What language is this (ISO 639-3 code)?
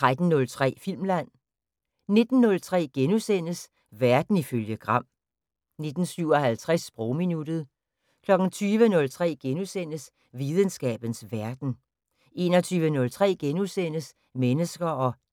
dan